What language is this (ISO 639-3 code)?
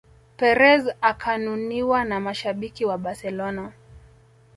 swa